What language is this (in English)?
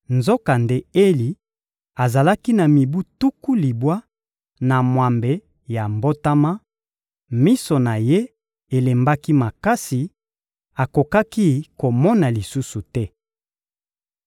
Lingala